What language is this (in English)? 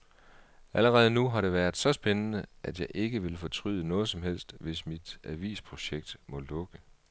Danish